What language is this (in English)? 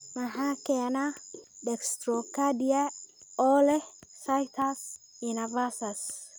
Somali